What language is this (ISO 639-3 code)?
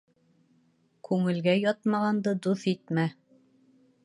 bak